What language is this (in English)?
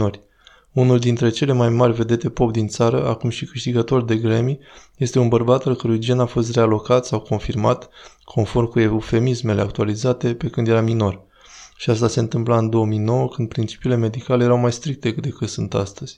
Romanian